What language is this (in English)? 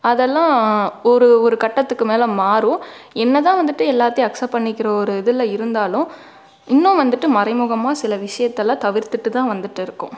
Tamil